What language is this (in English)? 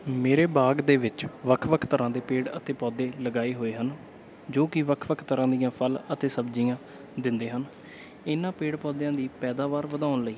Punjabi